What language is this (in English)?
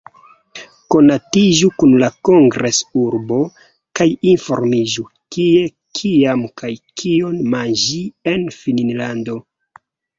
Esperanto